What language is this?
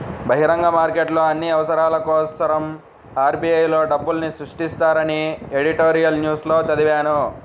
Telugu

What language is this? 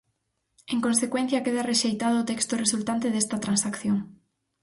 Galician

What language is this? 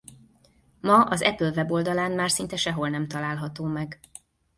Hungarian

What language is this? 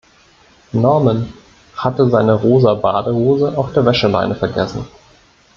German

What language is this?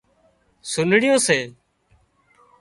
Wadiyara Koli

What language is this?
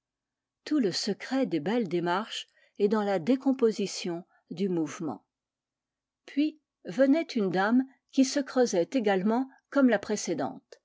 French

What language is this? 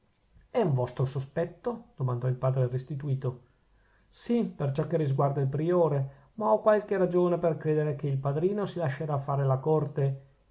Italian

